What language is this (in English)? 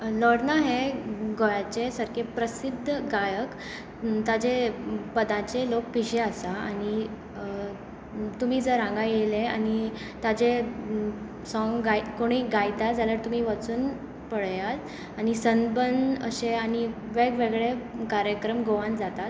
Konkani